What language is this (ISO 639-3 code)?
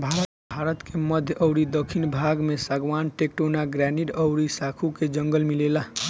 bho